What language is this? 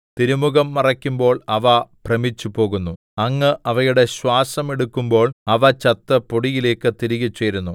Malayalam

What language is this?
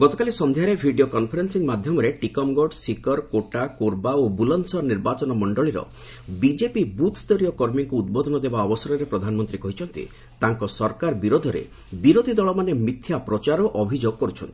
Odia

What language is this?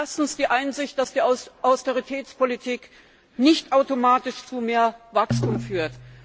German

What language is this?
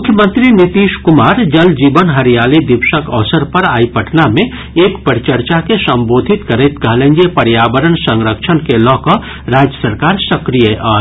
Maithili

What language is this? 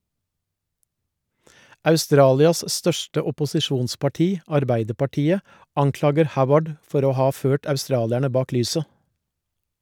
Norwegian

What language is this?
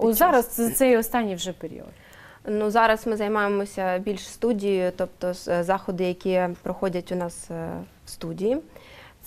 Ukrainian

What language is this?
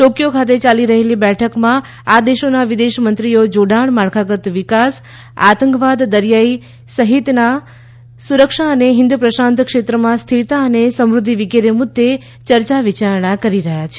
Gujarati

